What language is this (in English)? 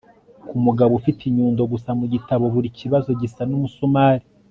Kinyarwanda